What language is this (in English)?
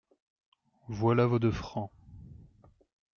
French